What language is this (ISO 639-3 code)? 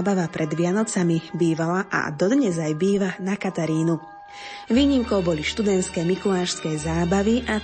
slk